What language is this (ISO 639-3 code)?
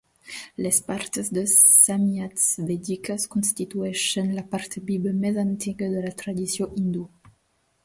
cat